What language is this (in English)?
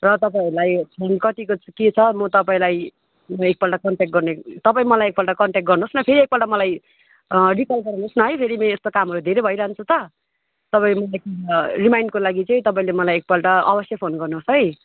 Nepali